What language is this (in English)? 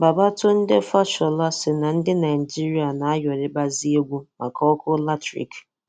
Igbo